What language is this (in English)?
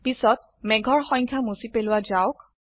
Assamese